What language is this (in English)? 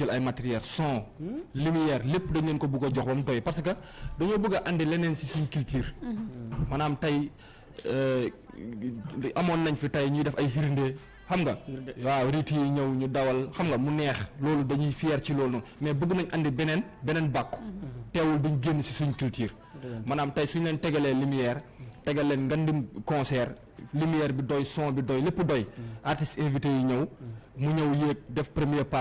Indonesian